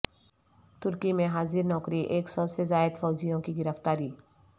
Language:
Urdu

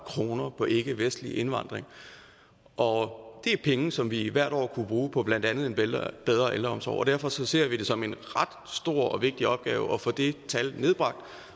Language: Danish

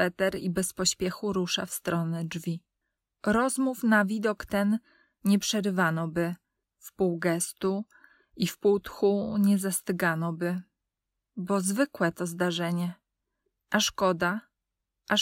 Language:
Polish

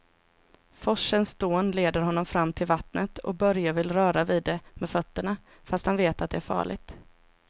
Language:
Swedish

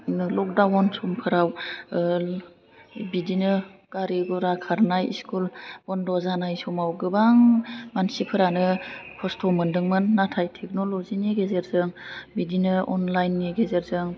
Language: Bodo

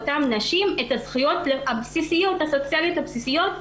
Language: Hebrew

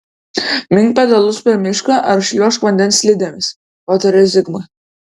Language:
Lithuanian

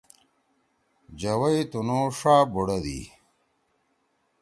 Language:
Torwali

